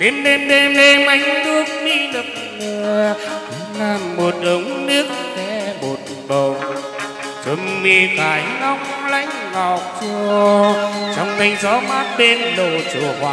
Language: Vietnamese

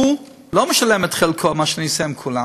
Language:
Hebrew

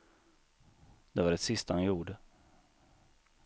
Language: Swedish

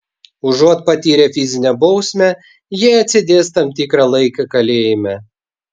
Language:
Lithuanian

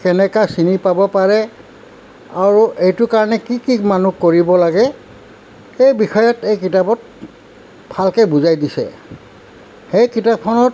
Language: Assamese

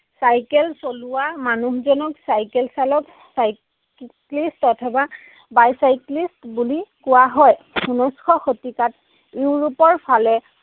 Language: Assamese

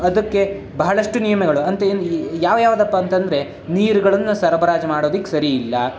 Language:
Kannada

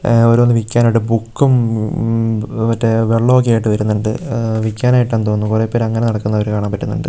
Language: Malayalam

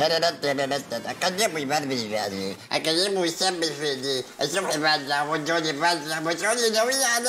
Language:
Arabic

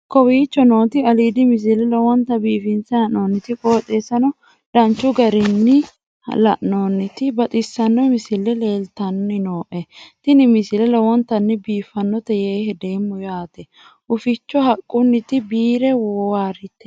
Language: Sidamo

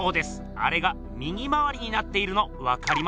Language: Japanese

